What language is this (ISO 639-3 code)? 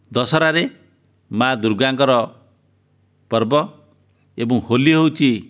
ori